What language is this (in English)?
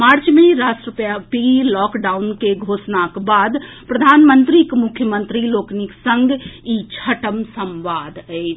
Maithili